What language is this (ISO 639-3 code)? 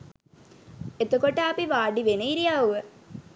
sin